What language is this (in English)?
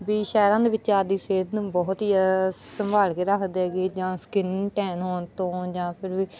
Punjabi